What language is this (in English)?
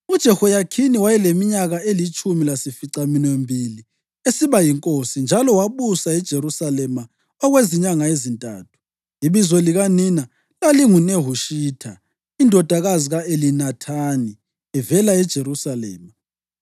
North Ndebele